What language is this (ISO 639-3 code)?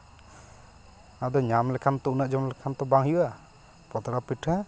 sat